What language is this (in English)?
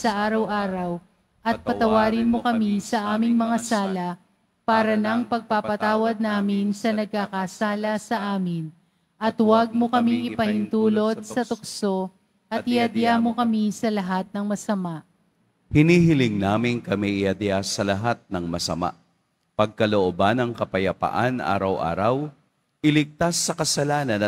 Filipino